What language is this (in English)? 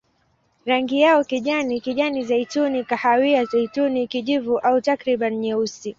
Swahili